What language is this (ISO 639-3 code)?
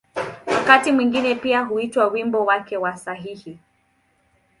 swa